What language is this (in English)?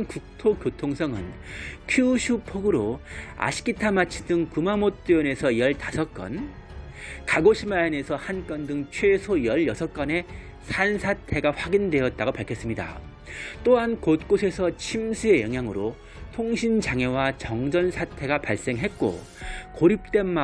Korean